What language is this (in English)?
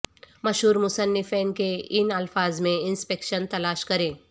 Urdu